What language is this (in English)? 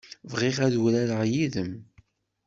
Kabyle